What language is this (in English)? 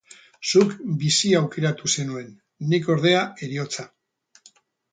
Basque